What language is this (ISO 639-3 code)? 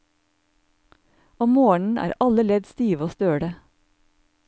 nor